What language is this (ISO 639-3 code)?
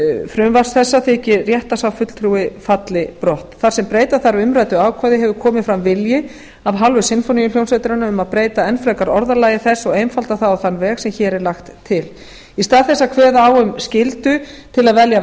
isl